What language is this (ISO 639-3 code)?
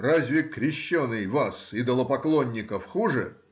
rus